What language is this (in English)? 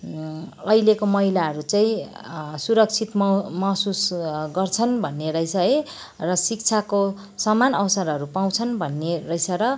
Nepali